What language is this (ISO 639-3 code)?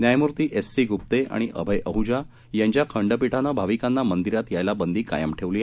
mar